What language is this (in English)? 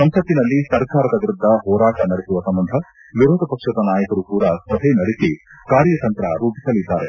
Kannada